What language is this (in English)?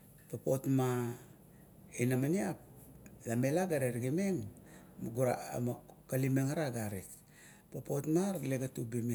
Kuot